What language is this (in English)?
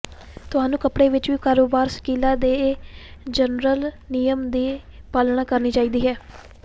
Punjabi